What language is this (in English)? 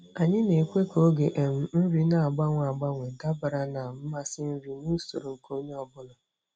Igbo